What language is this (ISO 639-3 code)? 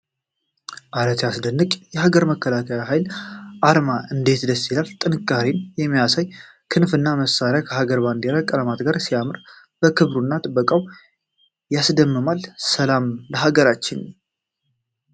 amh